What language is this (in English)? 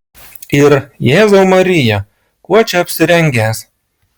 Lithuanian